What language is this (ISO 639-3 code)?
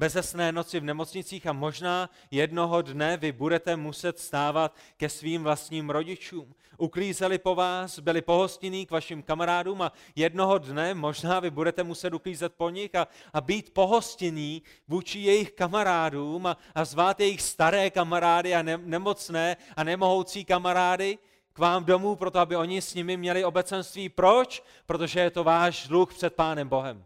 ces